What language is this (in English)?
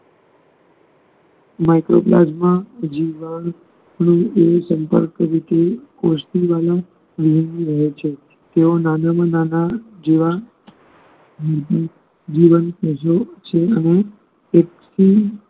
Gujarati